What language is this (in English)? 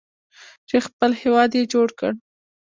Pashto